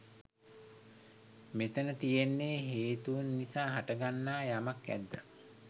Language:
Sinhala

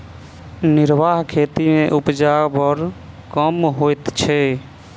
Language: Maithili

